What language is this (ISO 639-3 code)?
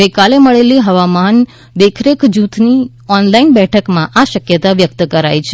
guj